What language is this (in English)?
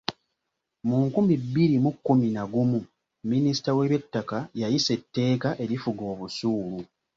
Ganda